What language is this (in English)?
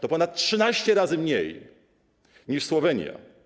Polish